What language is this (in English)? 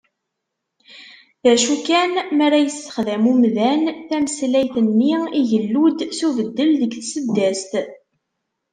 Kabyle